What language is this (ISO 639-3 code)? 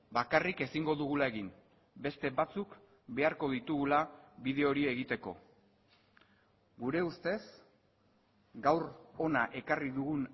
eus